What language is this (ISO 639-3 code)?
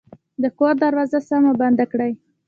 pus